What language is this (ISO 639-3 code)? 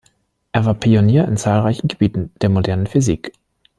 deu